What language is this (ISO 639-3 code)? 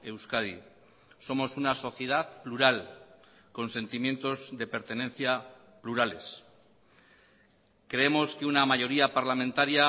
spa